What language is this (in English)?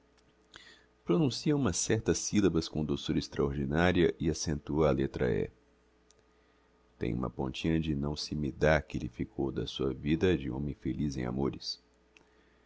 Portuguese